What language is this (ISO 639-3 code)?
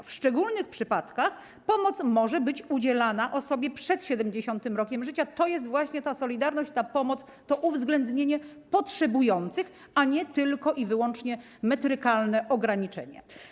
pol